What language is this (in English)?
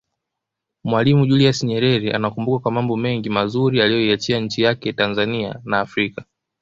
Swahili